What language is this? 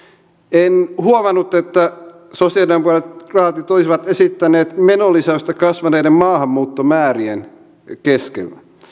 Finnish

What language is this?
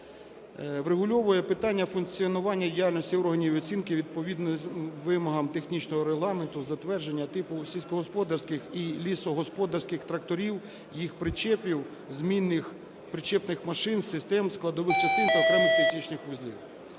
Ukrainian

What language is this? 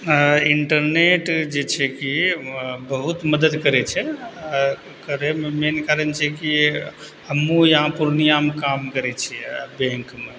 Maithili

